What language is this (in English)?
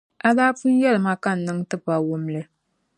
Dagbani